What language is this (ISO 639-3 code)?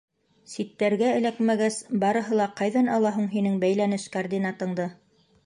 bak